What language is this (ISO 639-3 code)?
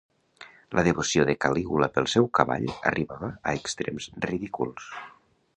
cat